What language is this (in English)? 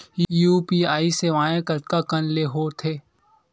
Chhattisgarhi